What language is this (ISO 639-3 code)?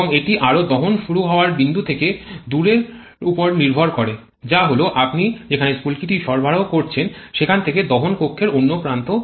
ben